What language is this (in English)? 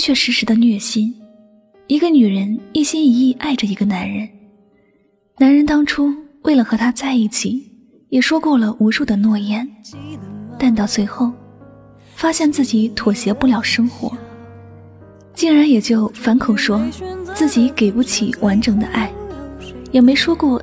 Chinese